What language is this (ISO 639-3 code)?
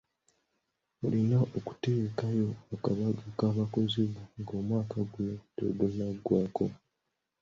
lug